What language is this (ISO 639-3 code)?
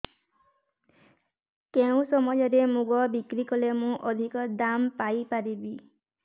ori